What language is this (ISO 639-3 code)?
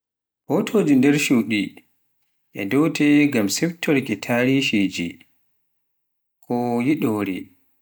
fuf